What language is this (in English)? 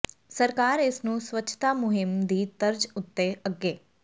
Punjabi